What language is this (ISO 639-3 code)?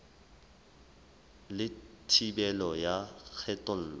sot